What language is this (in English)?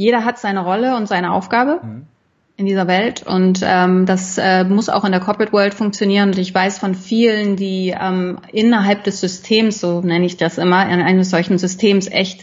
German